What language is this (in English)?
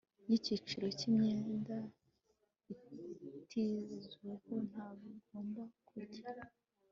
Kinyarwanda